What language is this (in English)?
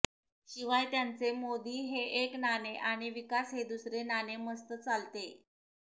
Marathi